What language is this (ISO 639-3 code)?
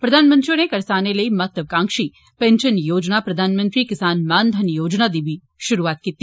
doi